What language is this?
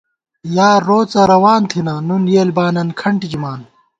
Gawar-Bati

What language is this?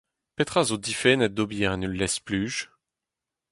Breton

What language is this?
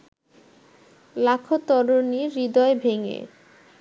Bangla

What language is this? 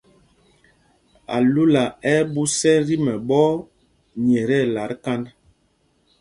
Mpumpong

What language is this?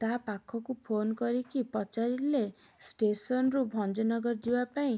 Odia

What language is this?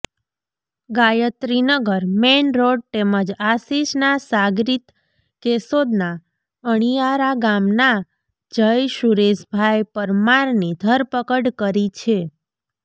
Gujarati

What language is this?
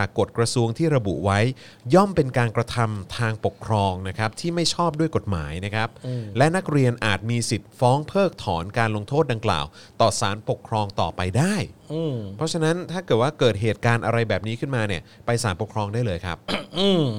Thai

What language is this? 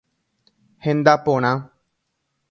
Guarani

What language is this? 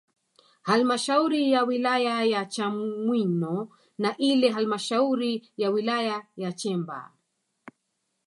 Swahili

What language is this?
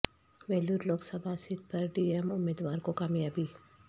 Urdu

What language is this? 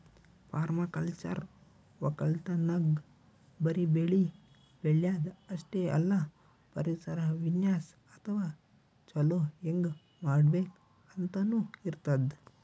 Kannada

